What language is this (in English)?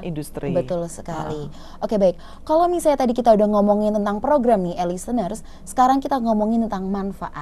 Indonesian